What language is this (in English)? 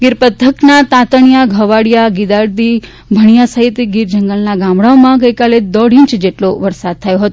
Gujarati